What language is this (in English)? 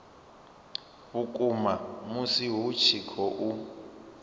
Venda